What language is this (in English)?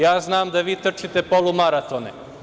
Serbian